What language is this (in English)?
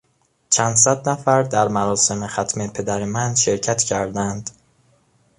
Persian